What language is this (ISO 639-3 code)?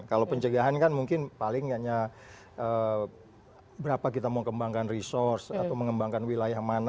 ind